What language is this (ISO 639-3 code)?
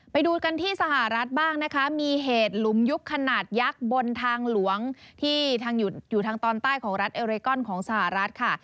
tha